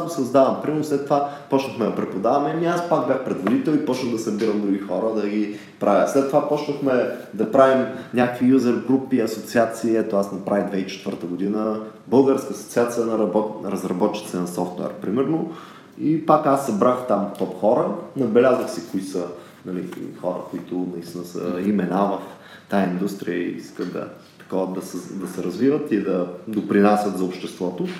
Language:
Bulgarian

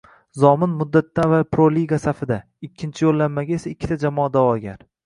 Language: Uzbek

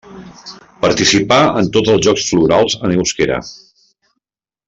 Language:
Catalan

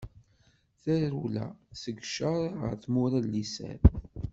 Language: Kabyle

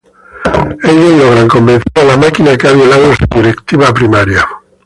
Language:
Spanish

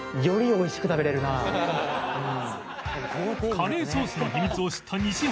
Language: Japanese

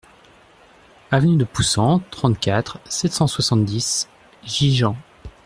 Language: French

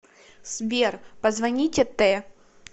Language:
Russian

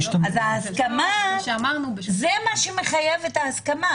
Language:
Hebrew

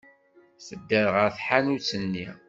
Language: Kabyle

